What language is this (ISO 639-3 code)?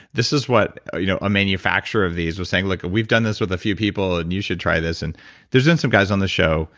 eng